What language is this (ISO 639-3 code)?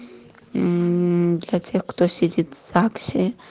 rus